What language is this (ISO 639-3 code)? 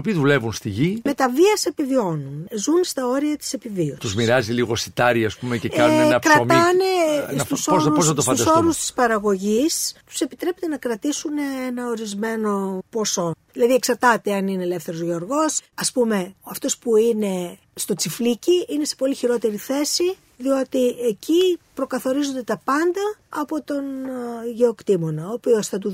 ell